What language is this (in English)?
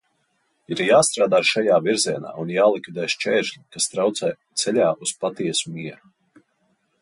Latvian